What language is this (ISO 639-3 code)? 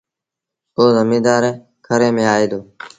sbn